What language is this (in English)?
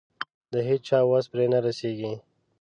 Pashto